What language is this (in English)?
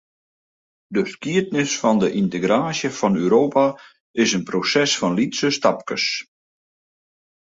Western Frisian